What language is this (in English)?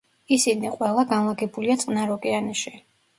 Georgian